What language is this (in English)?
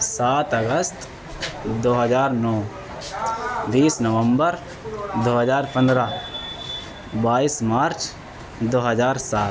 Urdu